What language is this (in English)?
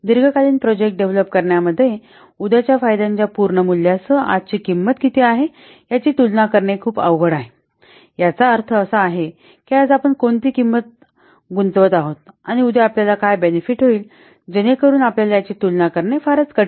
Marathi